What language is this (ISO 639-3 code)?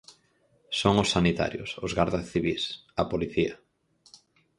glg